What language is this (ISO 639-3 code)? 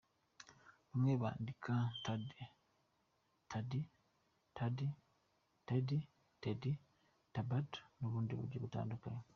kin